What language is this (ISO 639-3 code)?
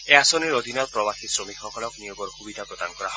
asm